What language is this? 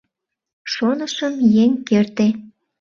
Mari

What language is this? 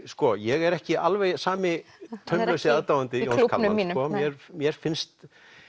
Icelandic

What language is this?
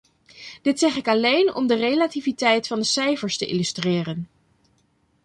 Dutch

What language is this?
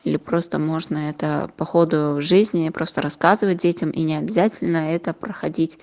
Russian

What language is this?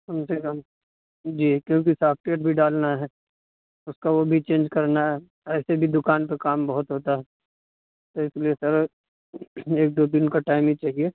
Urdu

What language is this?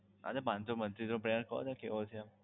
Gujarati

